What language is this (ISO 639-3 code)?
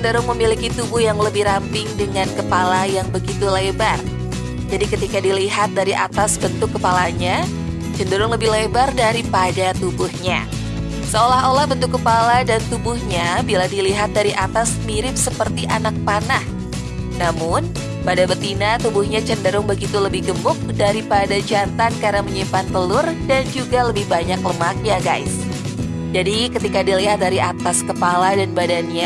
ind